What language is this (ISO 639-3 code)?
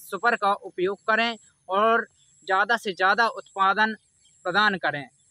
hin